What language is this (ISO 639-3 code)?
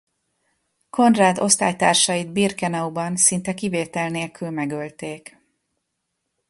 hun